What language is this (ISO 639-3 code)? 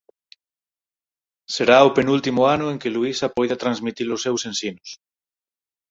glg